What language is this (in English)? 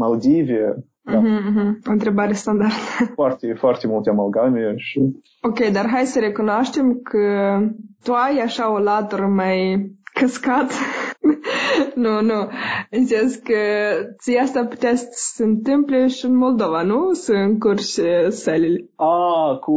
Romanian